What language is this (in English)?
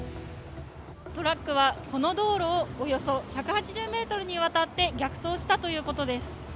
Japanese